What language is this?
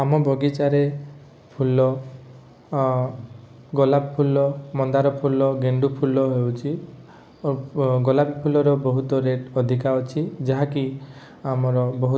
Odia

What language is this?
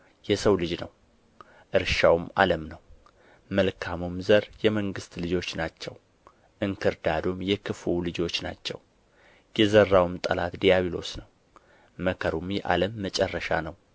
Amharic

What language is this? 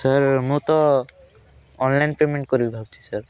Odia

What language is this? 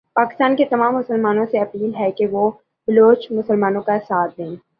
Urdu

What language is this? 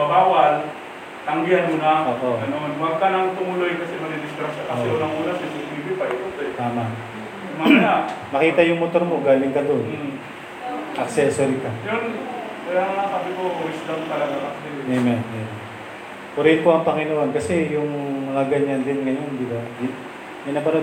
Filipino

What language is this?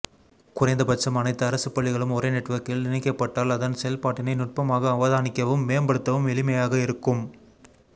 Tamil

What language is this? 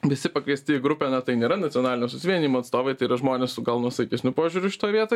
Lithuanian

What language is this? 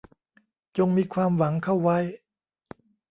Thai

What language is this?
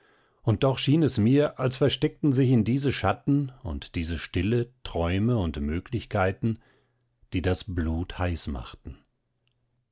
German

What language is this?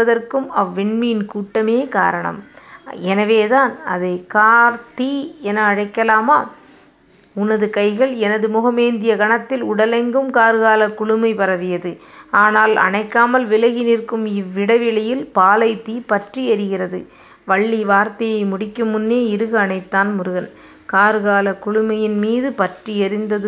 Tamil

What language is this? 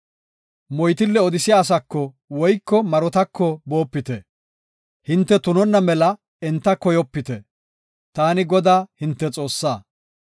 Gofa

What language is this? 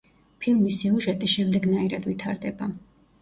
Georgian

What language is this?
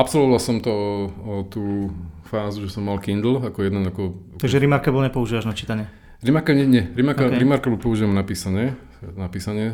Slovak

